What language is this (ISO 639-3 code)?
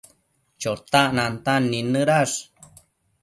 mcf